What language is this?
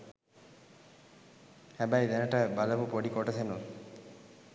Sinhala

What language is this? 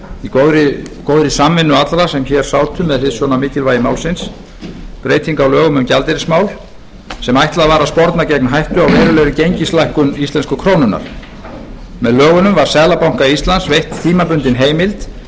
Icelandic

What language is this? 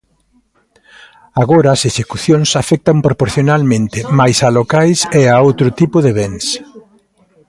Galician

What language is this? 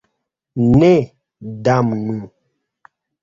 Esperanto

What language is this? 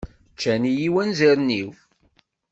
Kabyle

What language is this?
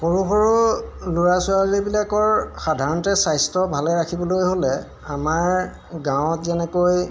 Assamese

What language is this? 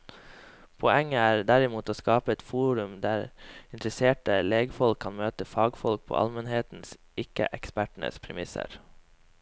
Norwegian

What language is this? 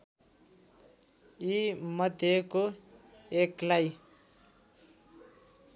Nepali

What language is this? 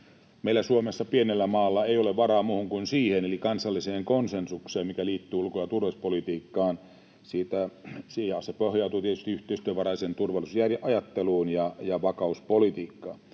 Finnish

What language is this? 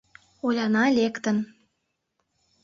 Mari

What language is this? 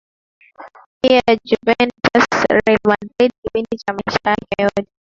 Swahili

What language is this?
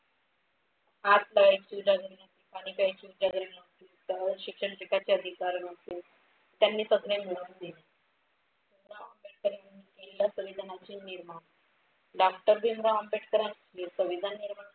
Marathi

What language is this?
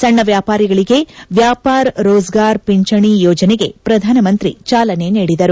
Kannada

